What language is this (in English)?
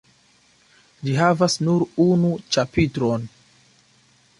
Esperanto